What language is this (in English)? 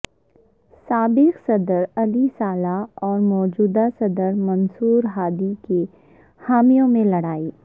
Urdu